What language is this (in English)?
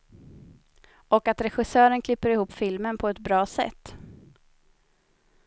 Swedish